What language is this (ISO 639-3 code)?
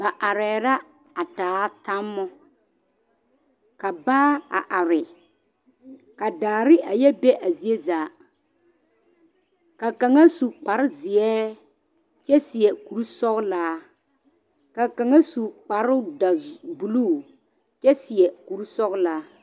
dga